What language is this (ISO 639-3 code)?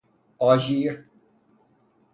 fas